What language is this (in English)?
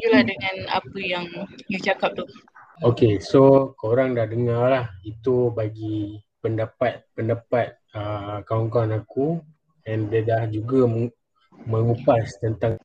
Malay